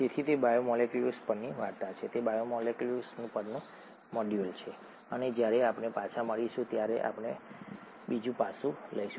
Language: Gujarati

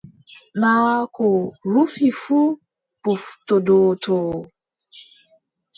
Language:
Adamawa Fulfulde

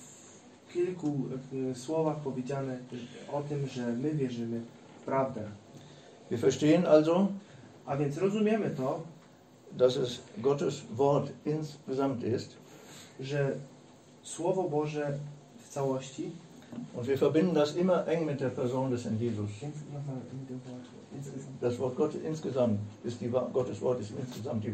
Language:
Polish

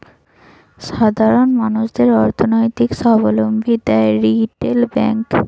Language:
Bangla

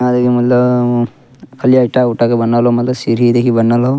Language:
Angika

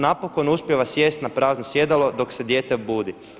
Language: Croatian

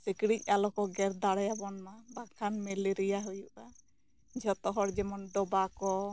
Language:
Santali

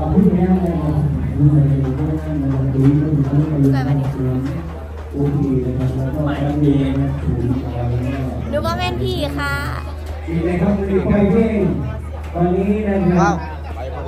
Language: Thai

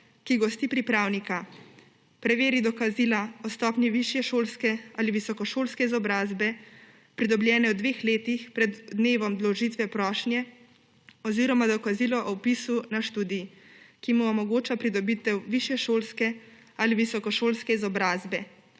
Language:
Slovenian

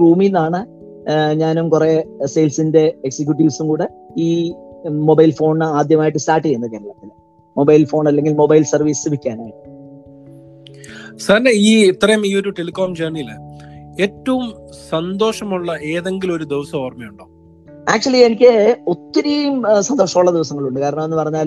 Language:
Malayalam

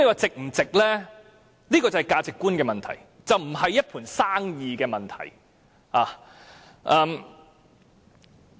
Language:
Cantonese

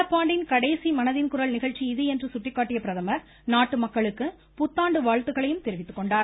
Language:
Tamil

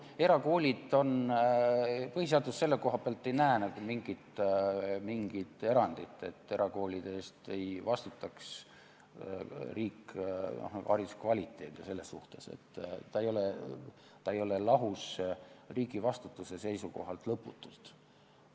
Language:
Estonian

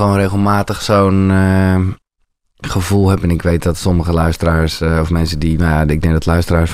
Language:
Dutch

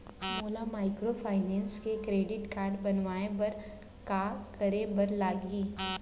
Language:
Chhattisgarhi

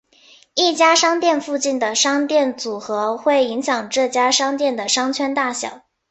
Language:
Chinese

